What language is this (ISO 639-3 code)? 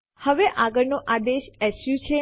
guj